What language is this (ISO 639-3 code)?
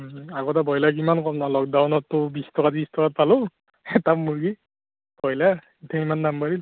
asm